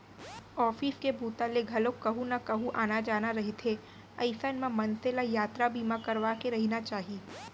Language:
Chhattisgarhi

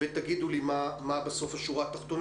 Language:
Hebrew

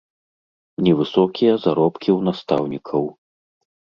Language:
Belarusian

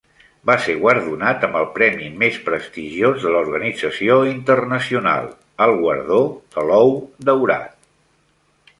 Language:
Catalan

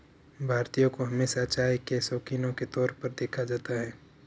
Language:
Hindi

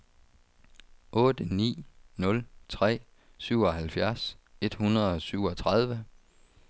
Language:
Danish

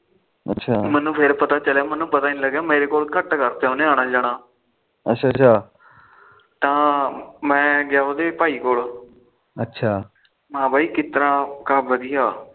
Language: Punjabi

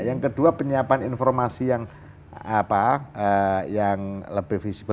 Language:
Indonesian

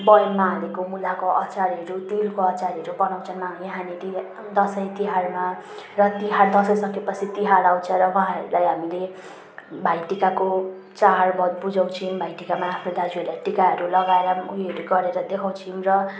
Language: Nepali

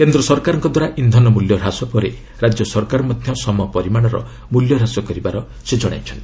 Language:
Odia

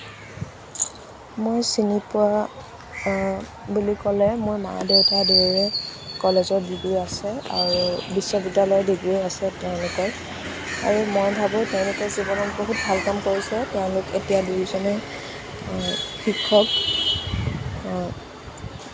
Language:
Assamese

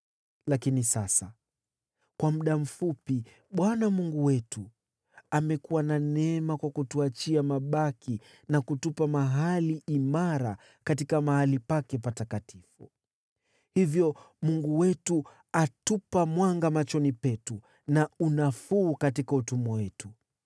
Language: Swahili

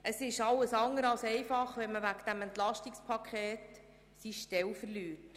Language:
Swiss German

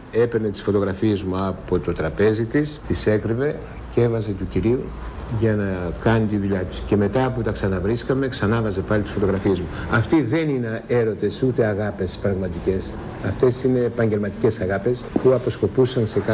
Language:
Greek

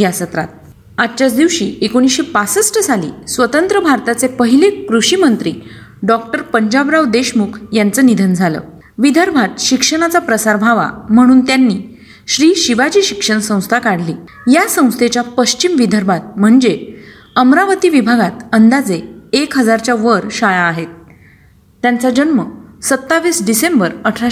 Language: Marathi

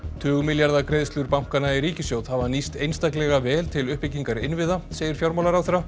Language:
Icelandic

